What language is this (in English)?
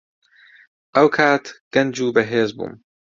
Central Kurdish